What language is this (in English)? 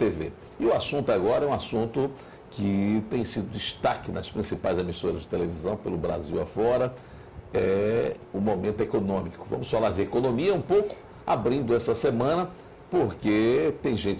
Portuguese